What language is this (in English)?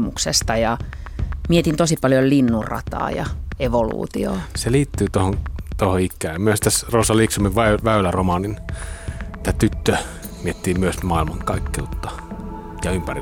Finnish